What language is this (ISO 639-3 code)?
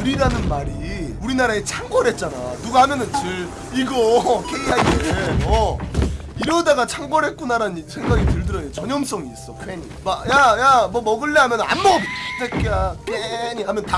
kor